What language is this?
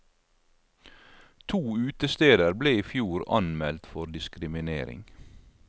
Norwegian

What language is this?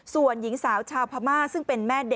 Thai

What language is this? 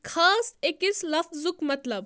Kashmiri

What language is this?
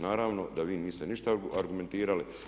Croatian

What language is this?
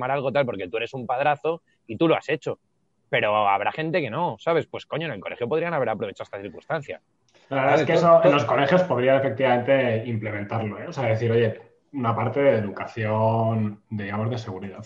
Spanish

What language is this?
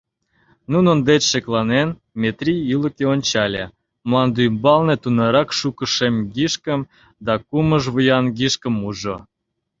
Mari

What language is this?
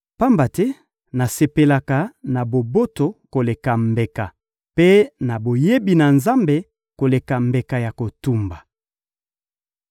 Lingala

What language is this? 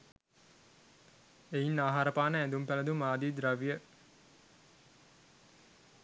Sinhala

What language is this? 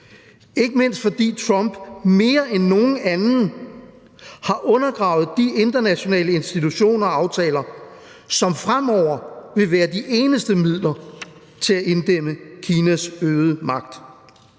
Danish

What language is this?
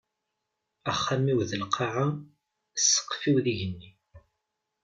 Kabyle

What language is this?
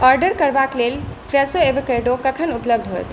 Maithili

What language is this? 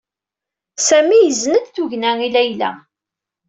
Kabyle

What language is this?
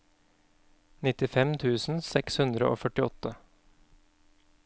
Norwegian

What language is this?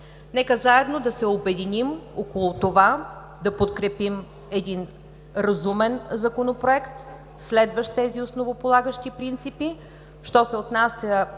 Bulgarian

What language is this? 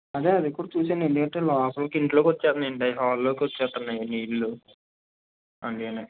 Telugu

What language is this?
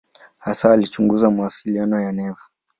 Swahili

